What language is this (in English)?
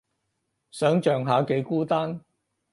Cantonese